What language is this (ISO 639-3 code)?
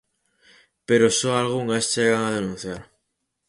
glg